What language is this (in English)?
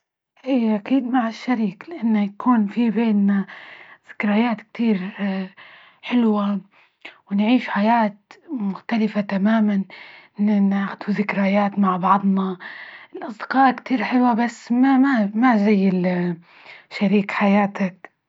Libyan Arabic